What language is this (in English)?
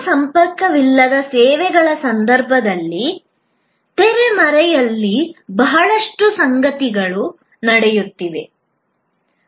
Kannada